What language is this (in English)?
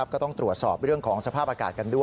Thai